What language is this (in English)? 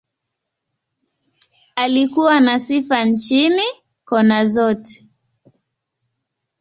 Swahili